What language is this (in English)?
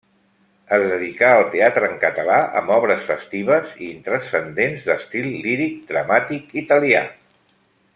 Catalan